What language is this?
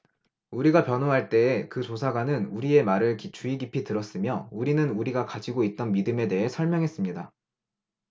Korean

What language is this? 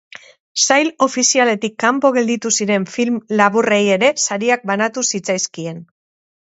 Basque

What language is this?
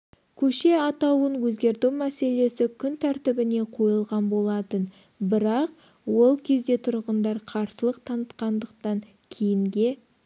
Kazakh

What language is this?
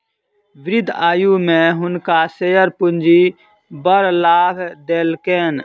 Maithili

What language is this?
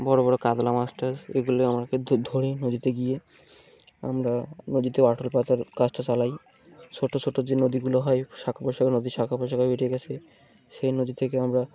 Bangla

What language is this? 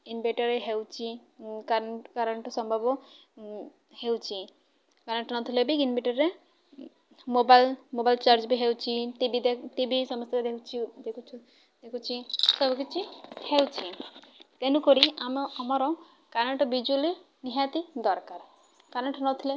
Odia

